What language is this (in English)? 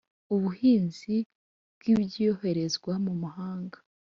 Kinyarwanda